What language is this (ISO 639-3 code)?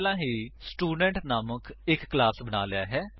pan